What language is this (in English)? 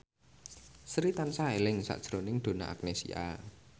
Javanese